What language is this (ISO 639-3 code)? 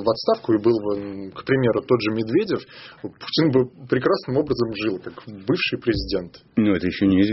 rus